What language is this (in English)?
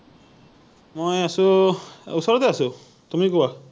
Assamese